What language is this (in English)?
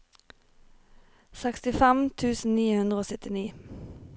Norwegian